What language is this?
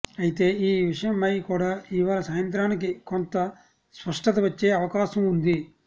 Telugu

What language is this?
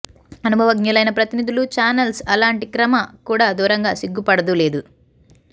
Telugu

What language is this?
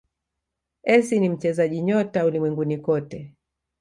Swahili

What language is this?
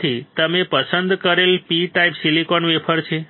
Gujarati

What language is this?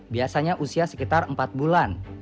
Indonesian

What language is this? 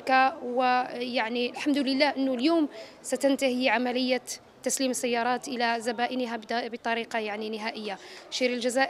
Arabic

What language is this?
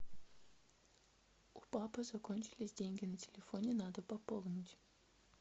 Russian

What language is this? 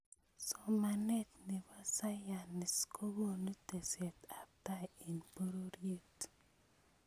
Kalenjin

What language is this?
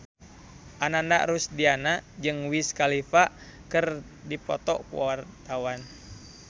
Sundanese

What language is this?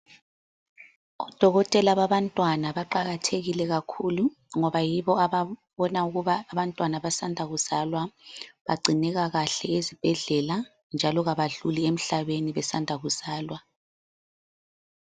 North Ndebele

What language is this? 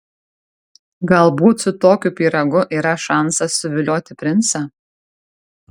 Lithuanian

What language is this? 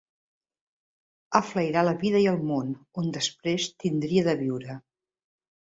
Catalan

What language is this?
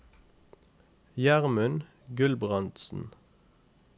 Norwegian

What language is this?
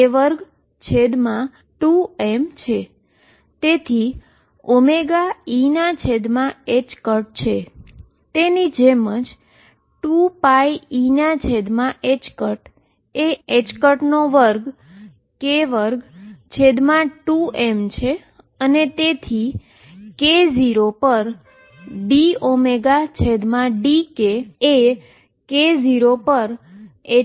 Gujarati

